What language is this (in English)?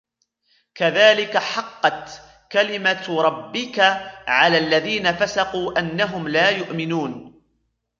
Arabic